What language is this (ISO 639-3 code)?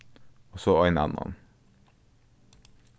fao